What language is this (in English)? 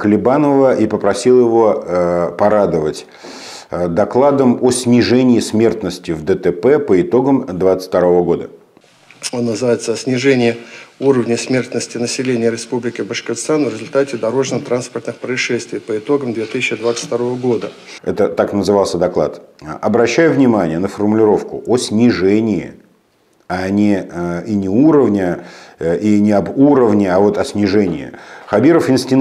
Russian